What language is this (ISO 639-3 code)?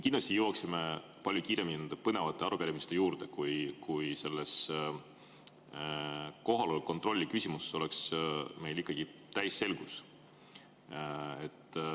est